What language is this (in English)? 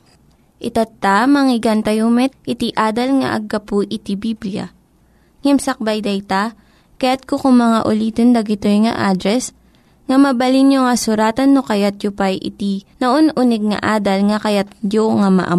Filipino